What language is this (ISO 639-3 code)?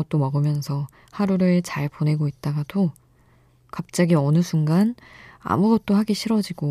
kor